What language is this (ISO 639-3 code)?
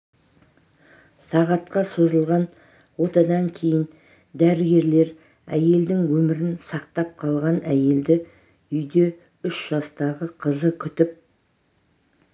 kaz